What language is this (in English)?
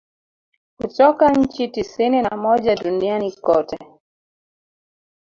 Swahili